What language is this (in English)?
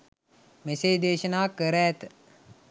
Sinhala